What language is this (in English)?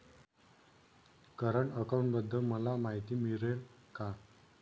Marathi